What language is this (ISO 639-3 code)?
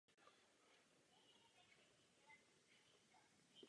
ces